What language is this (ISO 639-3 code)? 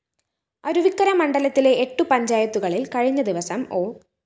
mal